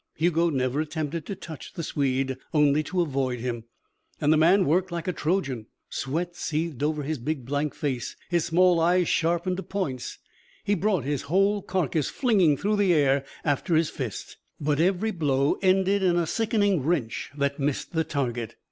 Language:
English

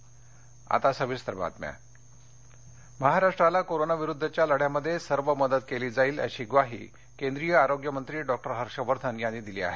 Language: Marathi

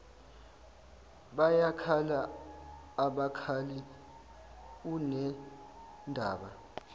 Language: Zulu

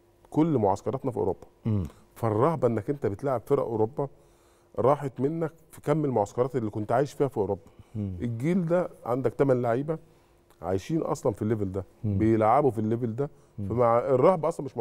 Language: Arabic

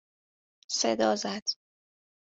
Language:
Persian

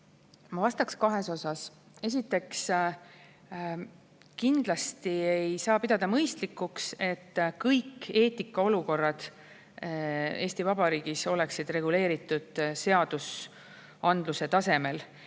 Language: Estonian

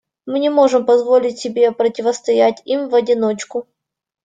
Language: Russian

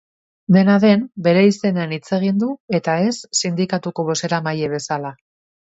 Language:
Basque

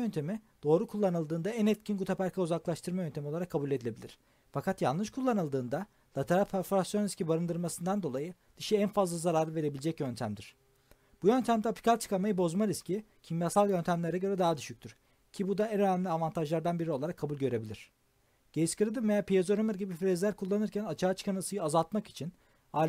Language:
Turkish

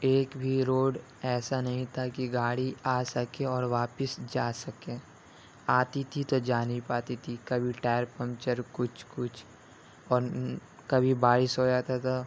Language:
Urdu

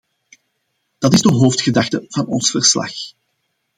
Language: Dutch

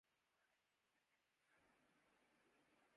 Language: Urdu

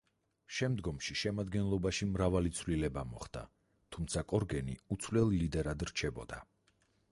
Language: Georgian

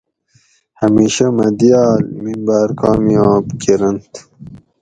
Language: Gawri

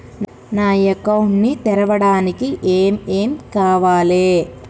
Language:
Telugu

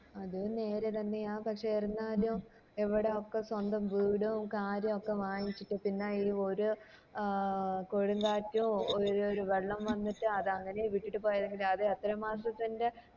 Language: Malayalam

